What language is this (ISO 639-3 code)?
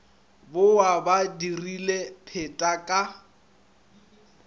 nso